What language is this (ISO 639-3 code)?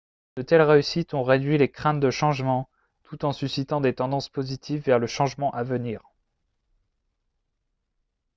fra